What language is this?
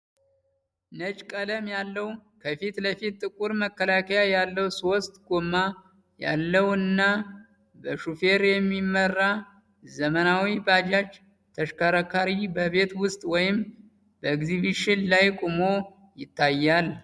Amharic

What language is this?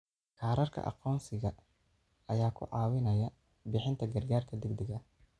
Somali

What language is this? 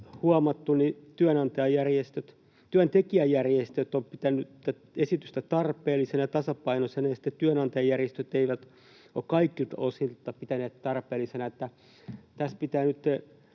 Finnish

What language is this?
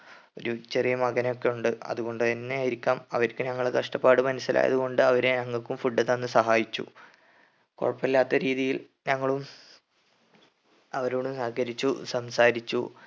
Malayalam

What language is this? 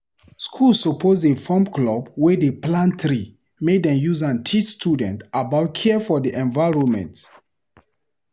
Nigerian Pidgin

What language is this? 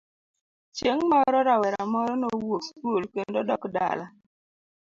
Luo (Kenya and Tanzania)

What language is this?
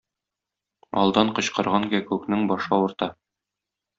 Tatar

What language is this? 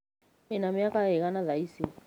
Kikuyu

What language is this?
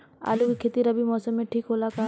Bhojpuri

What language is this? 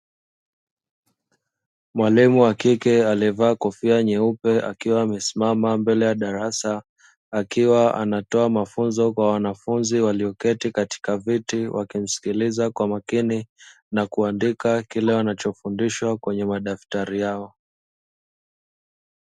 Swahili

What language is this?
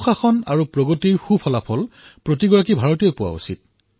Assamese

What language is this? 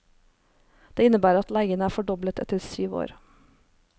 Norwegian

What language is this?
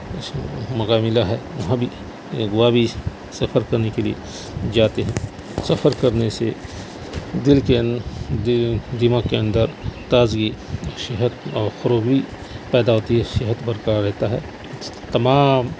Urdu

